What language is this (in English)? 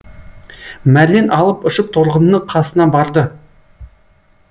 Kazakh